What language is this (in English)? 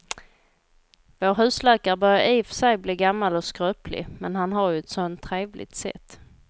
Swedish